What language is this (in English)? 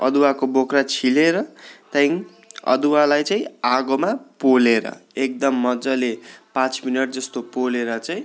Nepali